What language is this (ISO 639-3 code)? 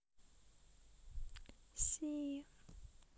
rus